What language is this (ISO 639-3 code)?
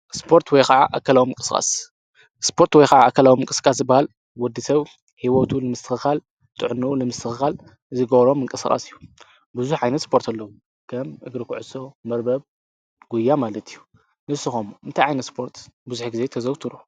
tir